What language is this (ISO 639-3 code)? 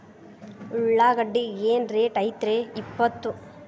kan